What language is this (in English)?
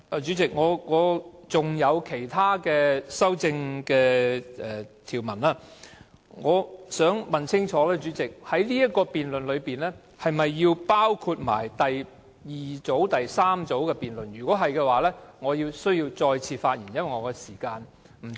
Cantonese